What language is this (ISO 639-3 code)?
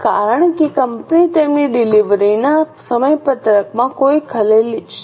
guj